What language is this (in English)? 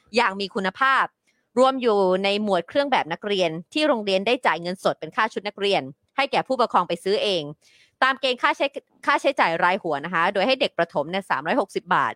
Thai